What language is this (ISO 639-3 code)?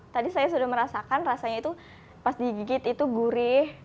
ind